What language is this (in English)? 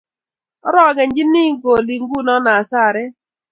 Kalenjin